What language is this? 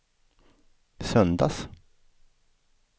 Swedish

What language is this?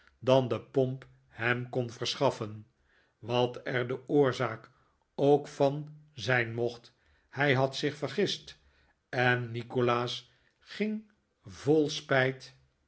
Dutch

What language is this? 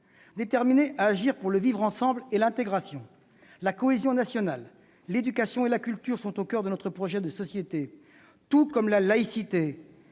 French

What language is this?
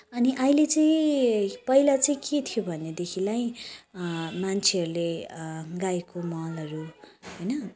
Nepali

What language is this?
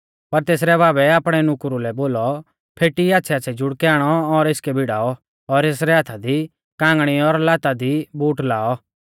Mahasu Pahari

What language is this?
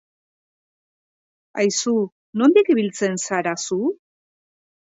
Basque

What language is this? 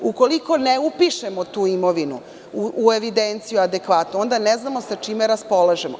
Serbian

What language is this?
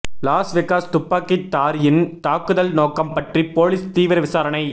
Tamil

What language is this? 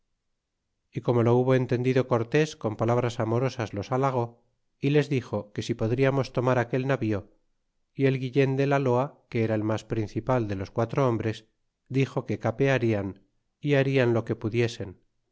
Spanish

